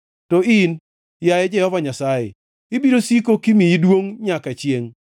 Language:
Luo (Kenya and Tanzania)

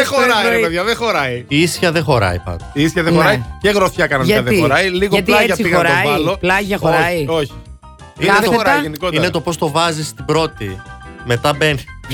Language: Greek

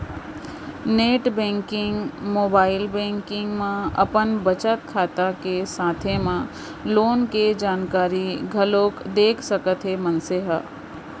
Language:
Chhattisgarhi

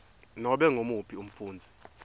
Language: Swati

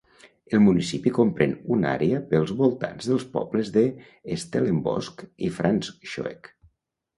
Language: Catalan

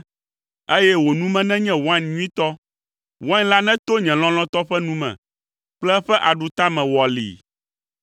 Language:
Ewe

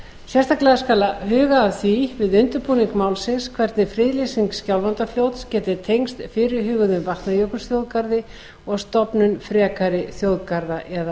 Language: Icelandic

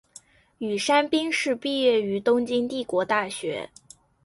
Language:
Chinese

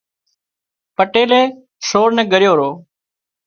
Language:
Wadiyara Koli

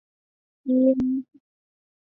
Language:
Chinese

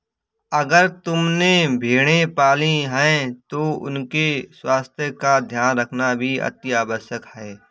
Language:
Hindi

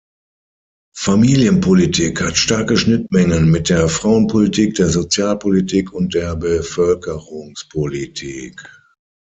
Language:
German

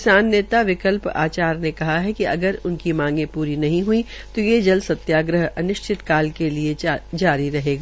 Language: Hindi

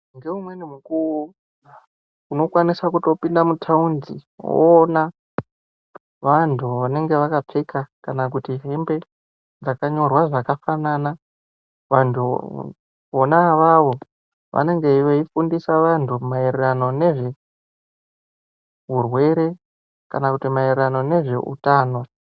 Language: Ndau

